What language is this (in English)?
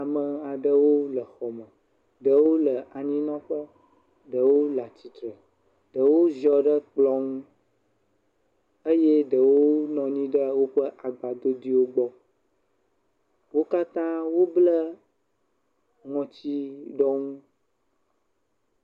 Ewe